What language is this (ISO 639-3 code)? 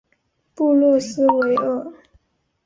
zho